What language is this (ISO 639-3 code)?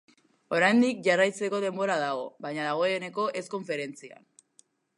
eus